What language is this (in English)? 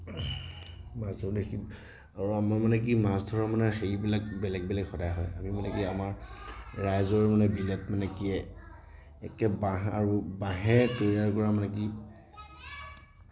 Assamese